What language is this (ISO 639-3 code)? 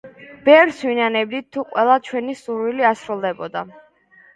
kat